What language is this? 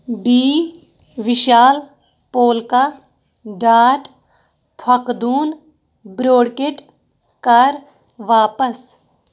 Kashmiri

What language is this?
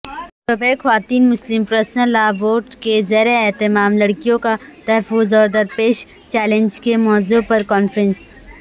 Urdu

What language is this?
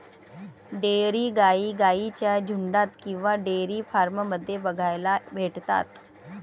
Marathi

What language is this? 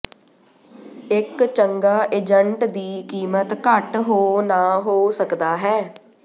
Punjabi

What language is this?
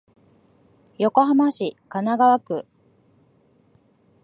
Japanese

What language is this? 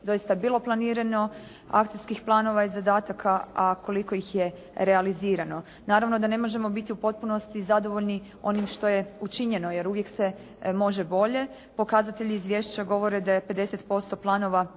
Croatian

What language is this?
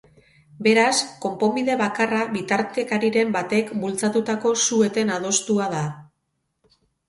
Basque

